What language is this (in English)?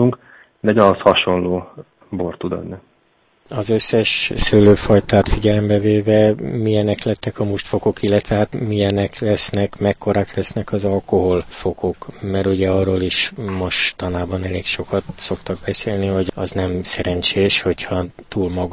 Hungarian